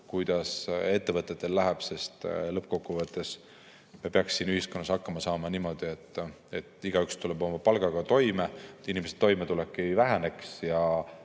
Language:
Estonian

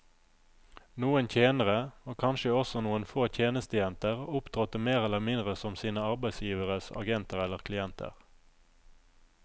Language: Norwegian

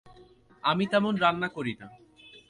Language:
Bangla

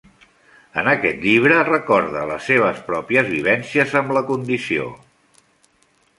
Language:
Catalan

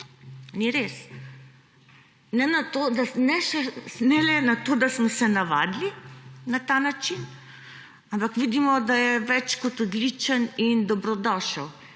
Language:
Slovenian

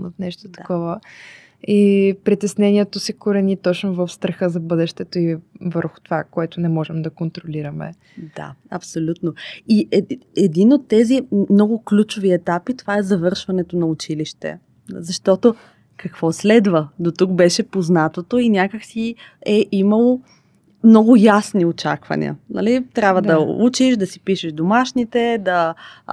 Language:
Bulgarian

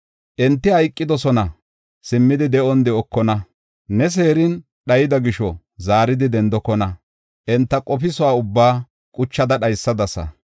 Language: Gofa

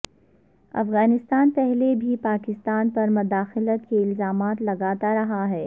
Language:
Urdu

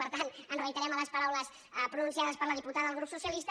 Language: Catalan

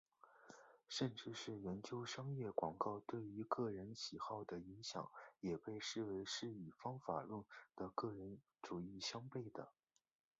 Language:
Chinese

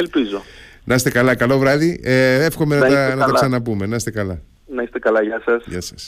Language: Greek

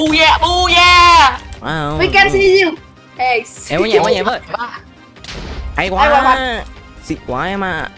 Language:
Vietnamese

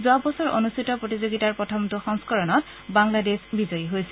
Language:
Assamese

